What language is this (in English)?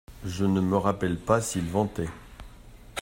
French